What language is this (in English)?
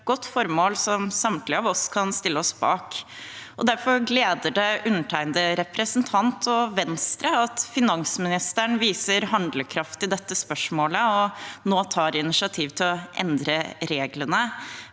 Norwegian